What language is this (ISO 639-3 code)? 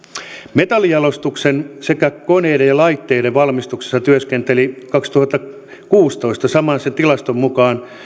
fin